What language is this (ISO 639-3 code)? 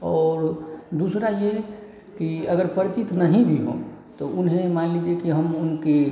hin